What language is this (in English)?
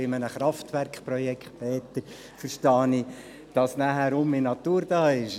Swiss German